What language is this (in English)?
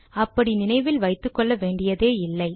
Tamil